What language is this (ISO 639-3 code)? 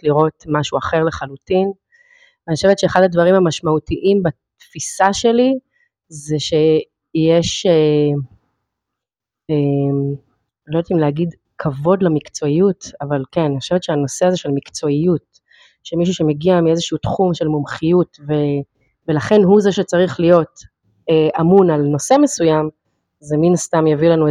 heb